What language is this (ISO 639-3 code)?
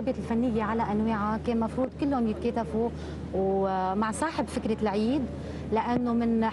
ara